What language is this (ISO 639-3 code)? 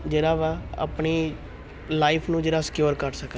pan